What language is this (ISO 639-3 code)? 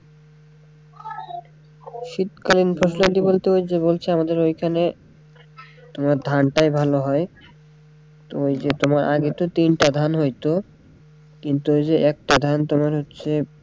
ben